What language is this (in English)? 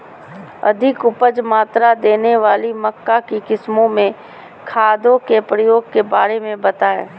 Magahi